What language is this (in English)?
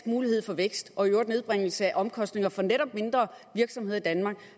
Danish